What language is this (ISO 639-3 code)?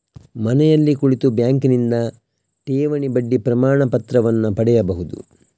kan